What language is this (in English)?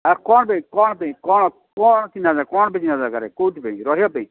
Odia